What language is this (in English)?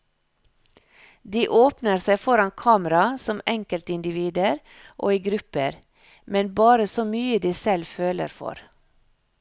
Norwegian